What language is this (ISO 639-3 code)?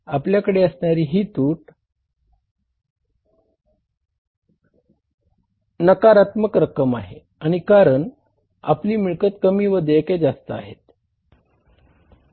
mar